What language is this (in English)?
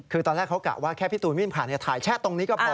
Thai